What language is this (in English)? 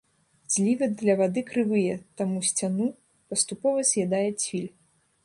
Belarusian